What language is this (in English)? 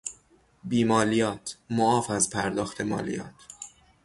Persian